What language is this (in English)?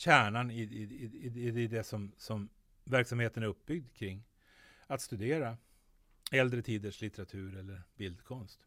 Swedish